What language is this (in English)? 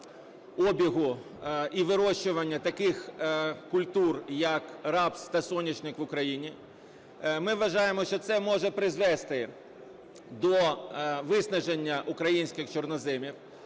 Ukrainian